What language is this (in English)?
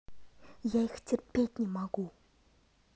Russian